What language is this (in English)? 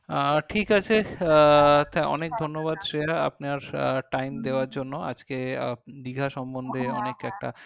Bangla